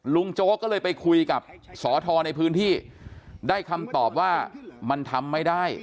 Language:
Thai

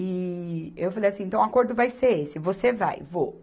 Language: Portuguese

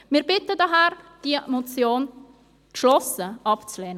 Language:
Swiss German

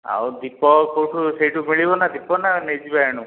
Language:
Odia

